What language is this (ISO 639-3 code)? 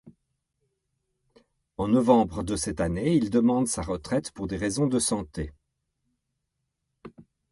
fra